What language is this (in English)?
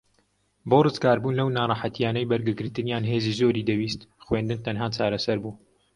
Central Kurdish